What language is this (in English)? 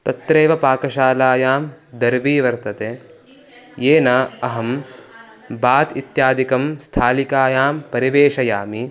Sanskrit